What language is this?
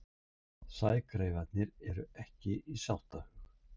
Icelandic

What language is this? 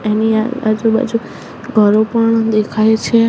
Gujarati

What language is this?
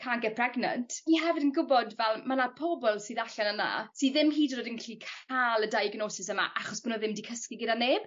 Welsh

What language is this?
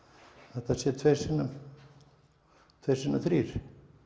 Icelandic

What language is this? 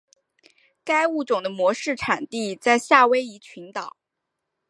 Chinese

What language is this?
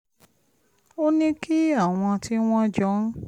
Yoruba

